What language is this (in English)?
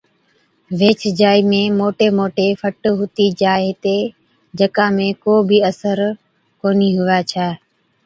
Od